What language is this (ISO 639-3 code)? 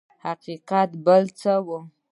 pus